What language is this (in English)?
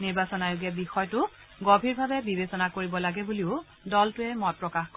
Assamese